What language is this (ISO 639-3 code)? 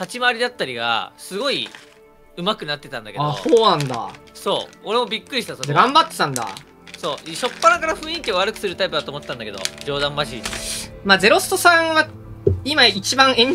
jpn